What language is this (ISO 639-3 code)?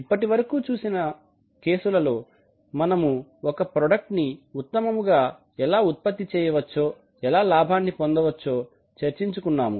tel